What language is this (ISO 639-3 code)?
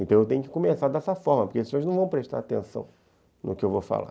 por